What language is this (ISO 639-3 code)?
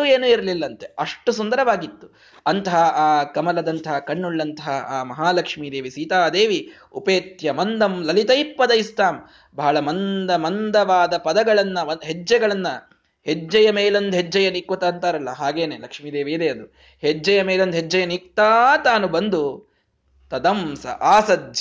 kan